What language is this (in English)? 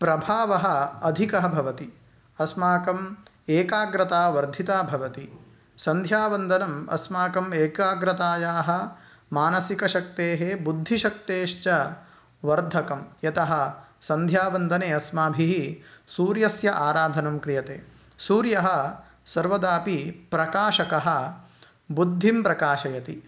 Sanskrit